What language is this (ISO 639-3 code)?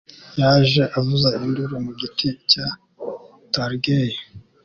kin